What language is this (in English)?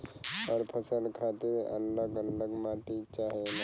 Bhojpuri